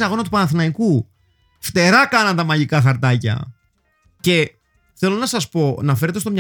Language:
Greek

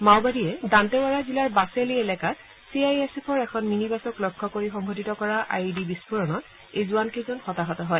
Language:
Assamese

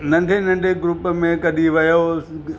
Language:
Sindhi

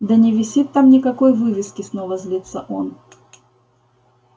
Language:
Russian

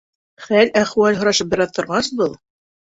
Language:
Bashkir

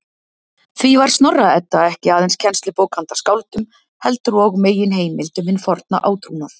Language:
Icelandic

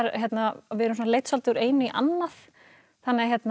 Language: Icelandic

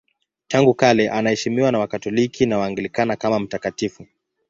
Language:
Swahili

